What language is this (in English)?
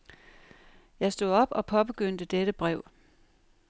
Danish